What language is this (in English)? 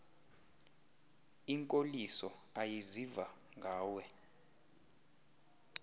Xhosa